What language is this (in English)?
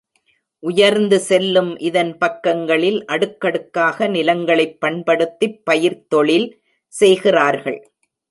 Tamil